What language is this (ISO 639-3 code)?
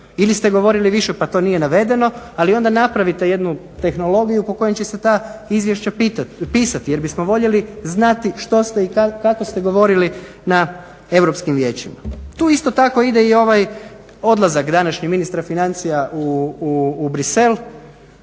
hrv